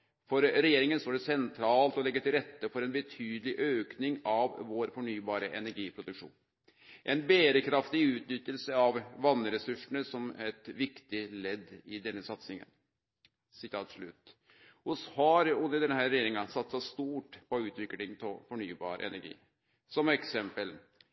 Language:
Norwegian Nynorsk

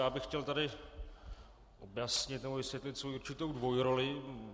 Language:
Czech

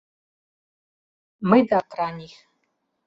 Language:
Mari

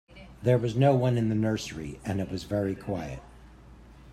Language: English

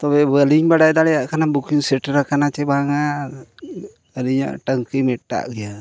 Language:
Santali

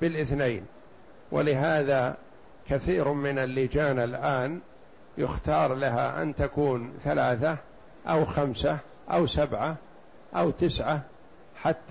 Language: Arabic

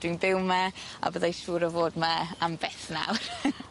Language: Welsh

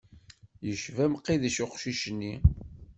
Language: Kabyle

